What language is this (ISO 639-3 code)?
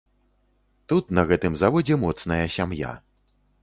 bel